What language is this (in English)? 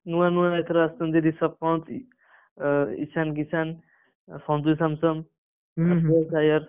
Odia